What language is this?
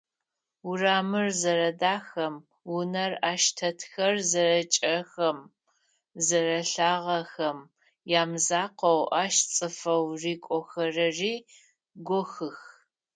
Adyghe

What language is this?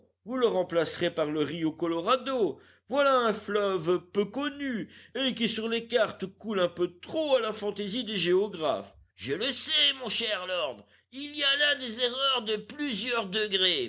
French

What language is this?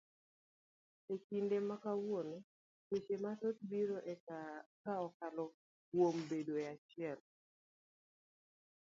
Luo (Kenya and Tanzania)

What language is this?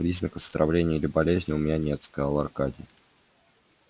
Russian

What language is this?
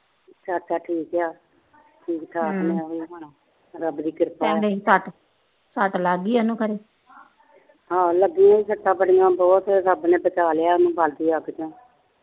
Punjabi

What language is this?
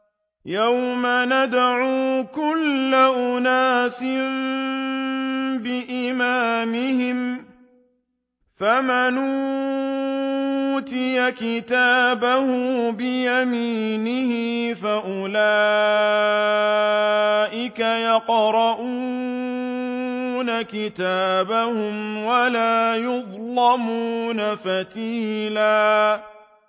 Arabic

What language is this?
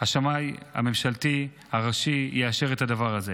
Hebrew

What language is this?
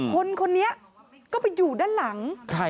Thai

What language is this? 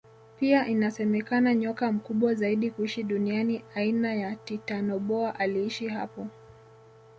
Swahili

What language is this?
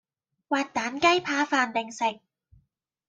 Cantonese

